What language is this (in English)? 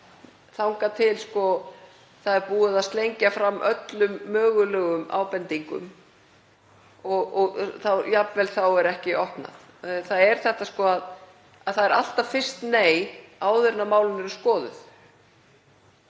Icelandic